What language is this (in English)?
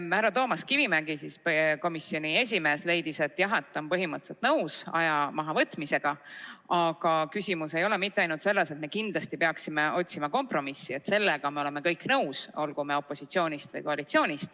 Estonian